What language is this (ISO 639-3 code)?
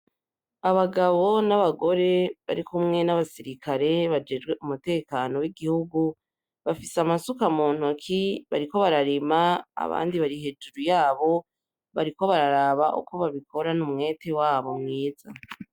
run